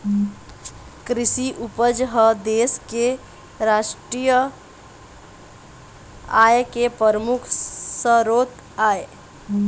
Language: Chhattisgarhi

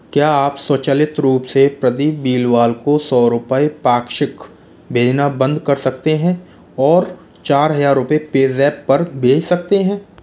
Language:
Hindi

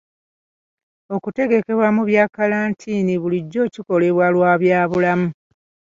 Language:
Ganda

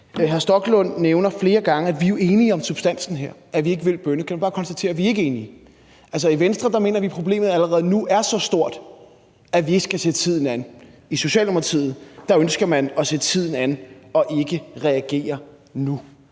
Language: Danish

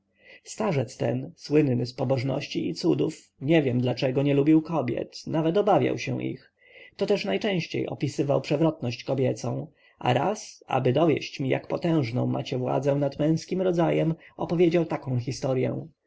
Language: Polish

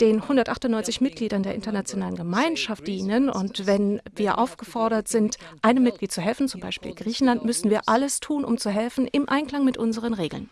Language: German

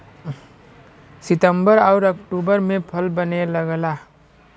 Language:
Bhojpuri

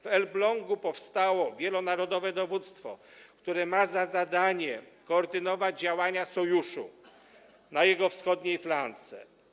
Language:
Polish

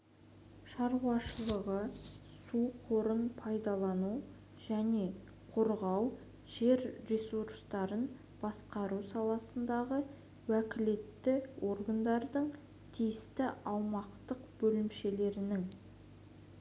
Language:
Kazakh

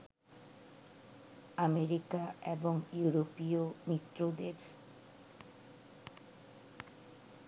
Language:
Bangla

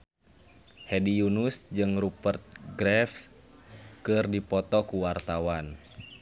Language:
Sundanese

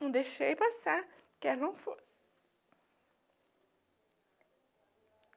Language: Portuguese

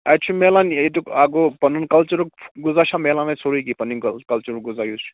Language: Kashmiri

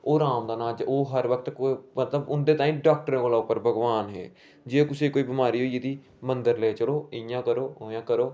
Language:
Dogri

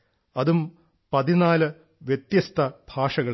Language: Malayalam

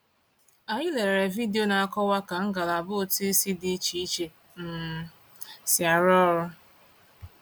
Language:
Igbo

